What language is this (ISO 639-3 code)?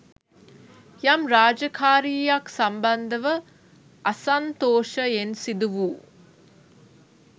sin